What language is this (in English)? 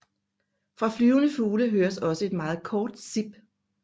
Danish